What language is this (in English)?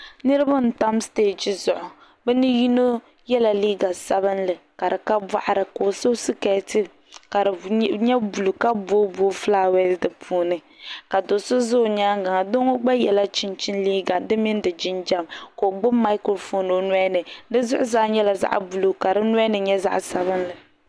Dagbani